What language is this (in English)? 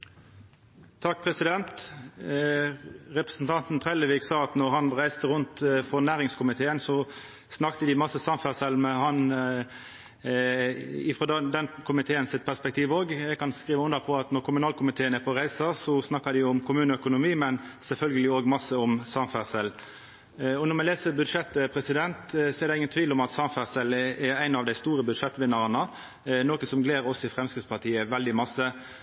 Norwegian